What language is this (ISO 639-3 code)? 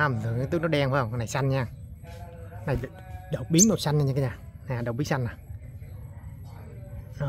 vie